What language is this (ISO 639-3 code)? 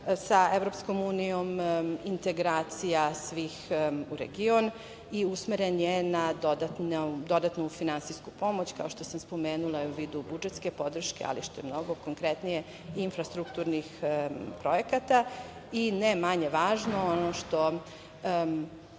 srp